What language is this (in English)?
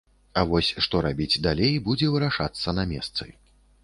Belarusian